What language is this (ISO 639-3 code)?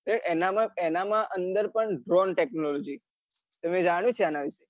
guj